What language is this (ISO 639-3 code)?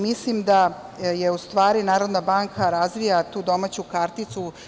srp